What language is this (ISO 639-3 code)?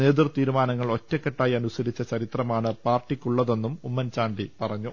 mal